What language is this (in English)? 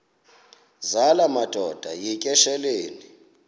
Xhosa